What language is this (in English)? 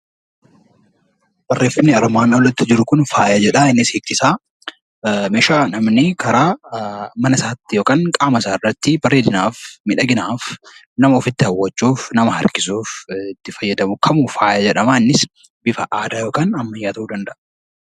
Oromo